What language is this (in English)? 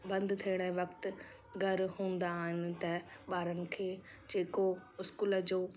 Sindhi